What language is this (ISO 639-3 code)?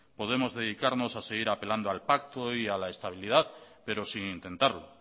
spa